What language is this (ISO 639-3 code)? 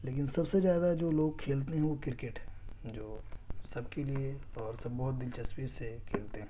urd